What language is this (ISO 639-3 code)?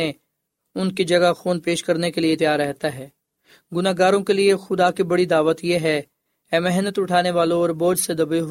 urd